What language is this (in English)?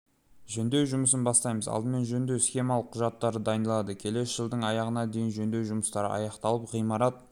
Kazakh